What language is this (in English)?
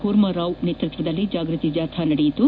Kannada